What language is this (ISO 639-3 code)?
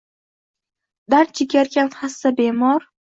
uzb